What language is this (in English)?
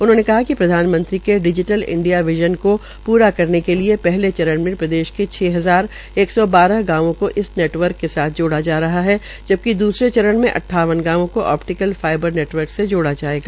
Hindi